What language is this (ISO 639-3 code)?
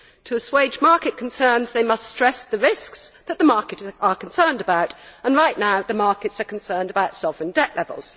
eng